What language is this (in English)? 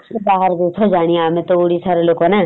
Odia